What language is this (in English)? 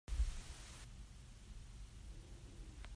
Hakha Chin